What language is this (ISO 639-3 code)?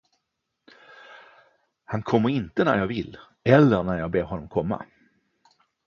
swe